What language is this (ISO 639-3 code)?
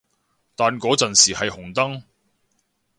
yue